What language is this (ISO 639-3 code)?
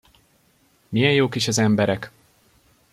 hun